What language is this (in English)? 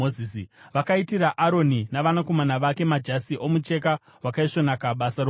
Shona